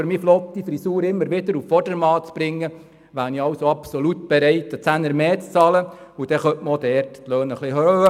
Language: Swiss German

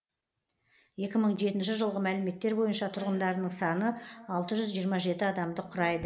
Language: Kazakh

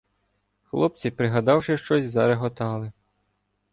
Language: Ukrainian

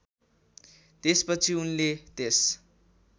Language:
Nepali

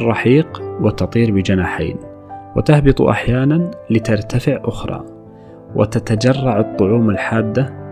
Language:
Arabic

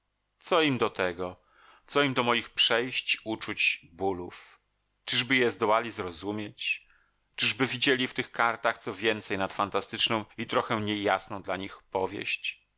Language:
Polish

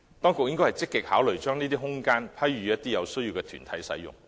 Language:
Cantonese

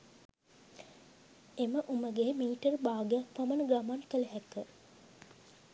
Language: Sinhala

